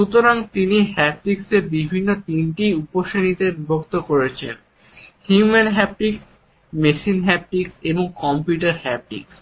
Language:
Bangla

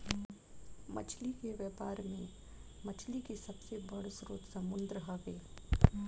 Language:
Bhojpuri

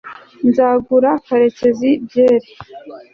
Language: Kinyarwanda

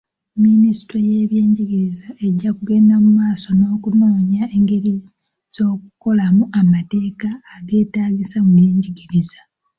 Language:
Ganda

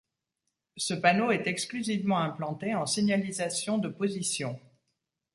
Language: French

